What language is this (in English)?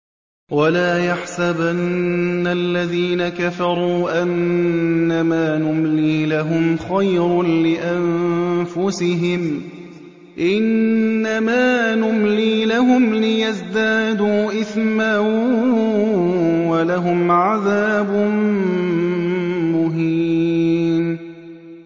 Arabic